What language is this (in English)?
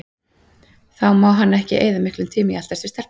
Icelandic